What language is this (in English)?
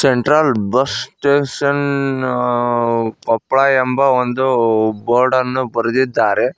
Kannada